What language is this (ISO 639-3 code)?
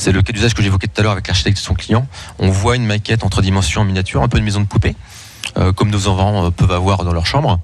fra